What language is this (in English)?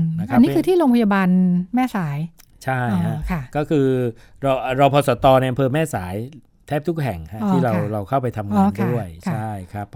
Thai